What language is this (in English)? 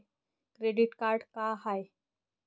Marathi